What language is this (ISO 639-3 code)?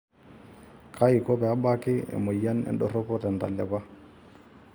mas